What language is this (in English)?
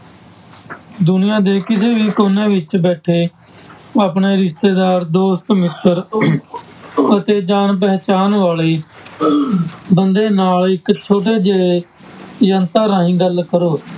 Punjabi